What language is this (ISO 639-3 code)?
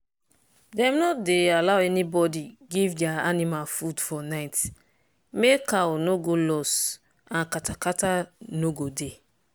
pcm